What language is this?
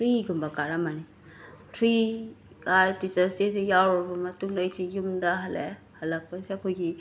Manipuri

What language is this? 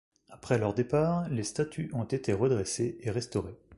French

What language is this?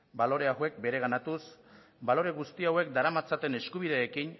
Basque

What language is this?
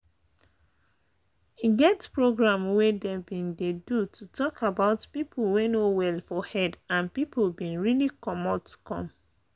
Nigerian Pidgin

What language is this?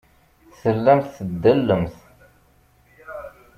Kabyle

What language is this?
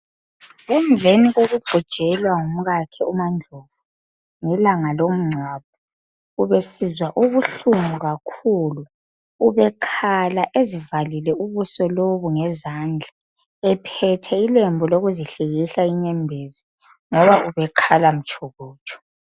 North Ndebele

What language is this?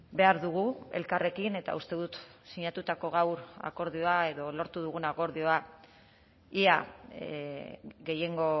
Basque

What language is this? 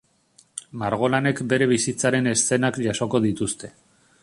Basque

